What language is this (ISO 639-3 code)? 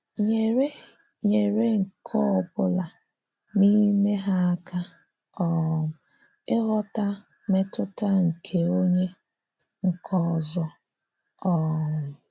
ibo